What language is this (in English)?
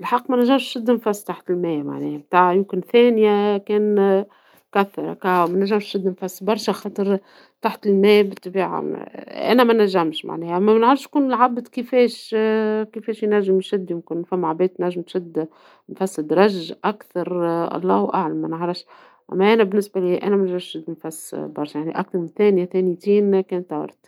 Tunisian Arabic